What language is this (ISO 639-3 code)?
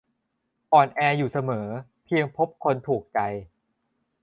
tha